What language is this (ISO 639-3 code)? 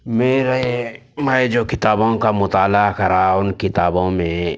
urd